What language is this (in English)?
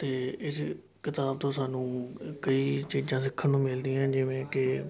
Punjabi